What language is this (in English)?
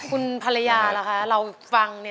Thai